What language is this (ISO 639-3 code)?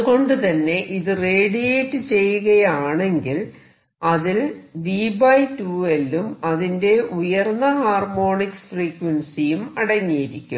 mal